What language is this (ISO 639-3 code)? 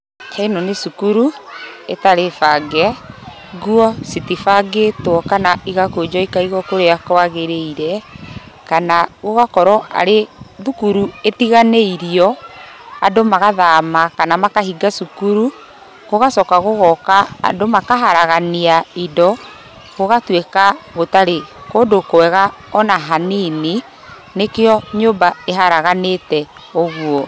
kik